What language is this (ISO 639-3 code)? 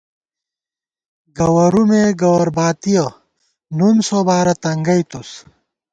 gwt